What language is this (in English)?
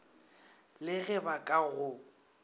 Northern Sotho